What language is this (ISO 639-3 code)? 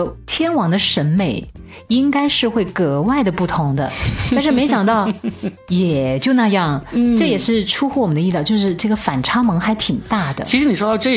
zho